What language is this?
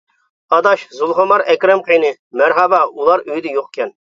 Uyghur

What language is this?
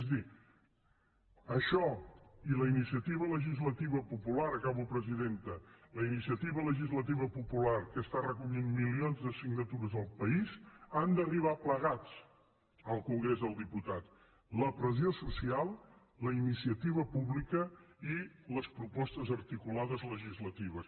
Catalan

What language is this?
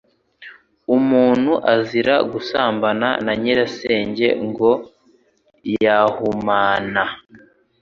Kinyarwanda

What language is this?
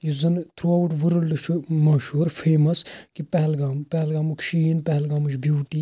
Kashmiri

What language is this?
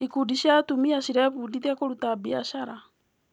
Kikuyu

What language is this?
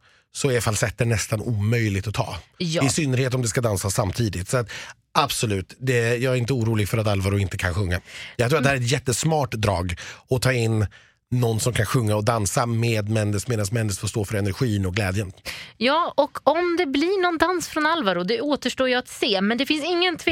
Swedish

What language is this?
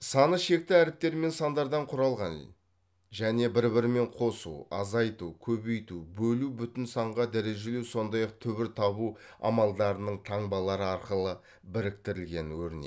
Kazakh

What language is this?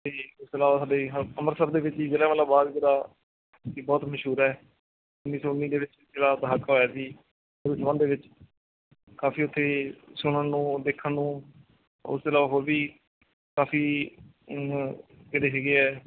Punjabi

